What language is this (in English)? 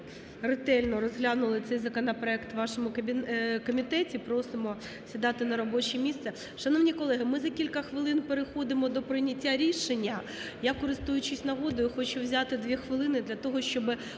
Ukrainian